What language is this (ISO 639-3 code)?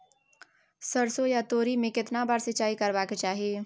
mai